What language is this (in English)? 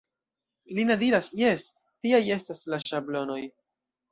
Esperanto